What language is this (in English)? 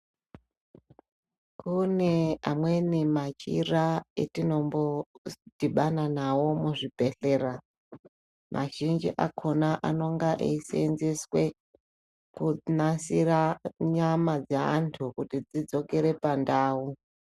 Ndau